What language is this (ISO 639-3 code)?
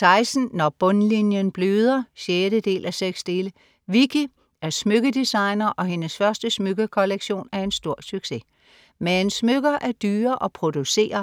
dan